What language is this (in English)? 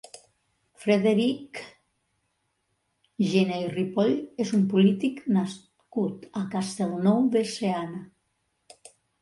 Catalan